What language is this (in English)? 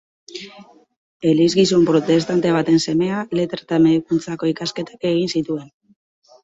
Basque